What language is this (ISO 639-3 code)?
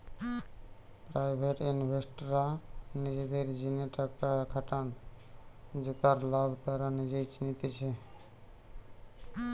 ben